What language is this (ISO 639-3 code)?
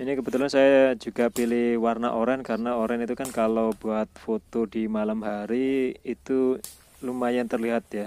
ind